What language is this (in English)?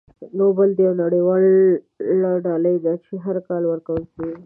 Pashto